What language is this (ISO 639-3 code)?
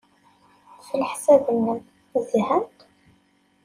kab